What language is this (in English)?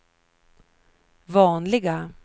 Swedish